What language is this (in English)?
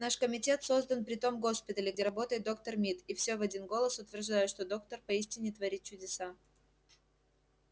Russian